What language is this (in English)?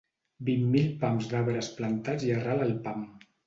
Catalan